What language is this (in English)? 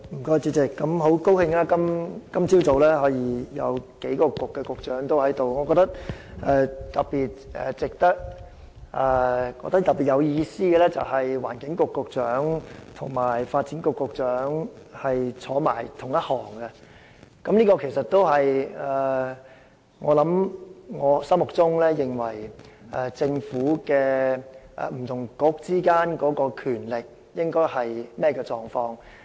Cantonese